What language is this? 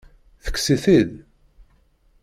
Kabyle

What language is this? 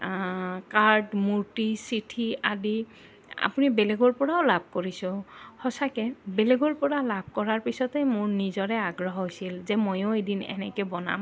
Assamese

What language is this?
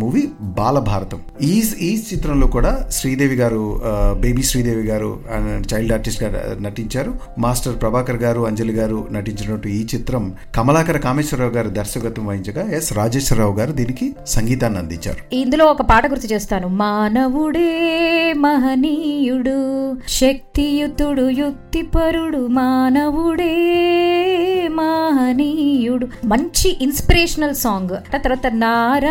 Telugu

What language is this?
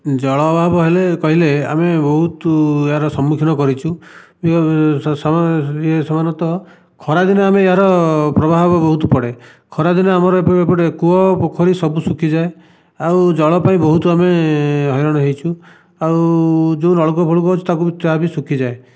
Odia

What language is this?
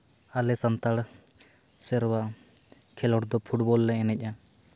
Santali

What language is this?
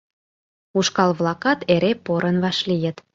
Mari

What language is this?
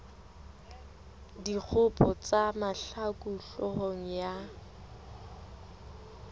Southern Sotho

